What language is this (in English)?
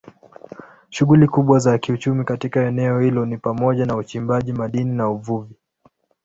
Swahili